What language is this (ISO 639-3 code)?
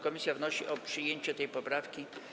pol